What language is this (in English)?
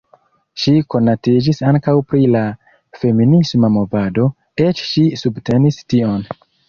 Esperanto